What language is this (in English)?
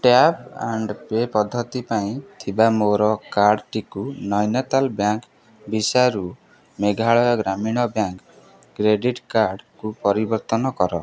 Odia